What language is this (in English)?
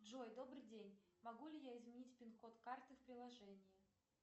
Russian